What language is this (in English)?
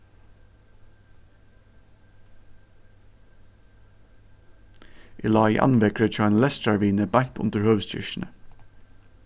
Faroese